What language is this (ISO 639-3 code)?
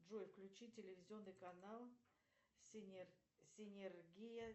rus